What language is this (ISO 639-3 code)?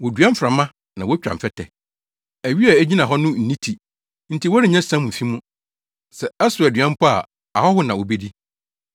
aka